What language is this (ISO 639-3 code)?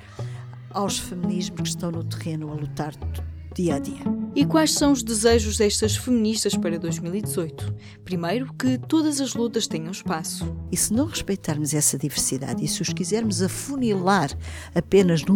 por